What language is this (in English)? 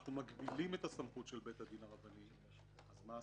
Hebrew